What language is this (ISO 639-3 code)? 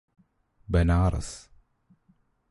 mal